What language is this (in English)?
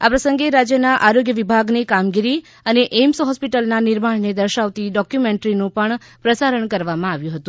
Gujarati